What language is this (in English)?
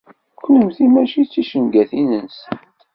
Kabyle